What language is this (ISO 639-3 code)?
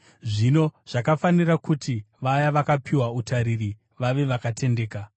sna